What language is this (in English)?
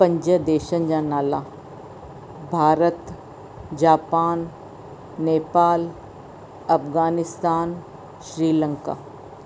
Sindhi